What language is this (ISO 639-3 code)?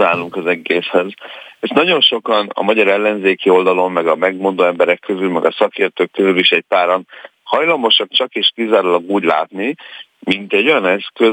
hun